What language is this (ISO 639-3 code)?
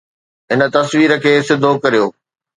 snd